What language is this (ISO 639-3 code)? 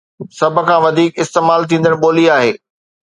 snd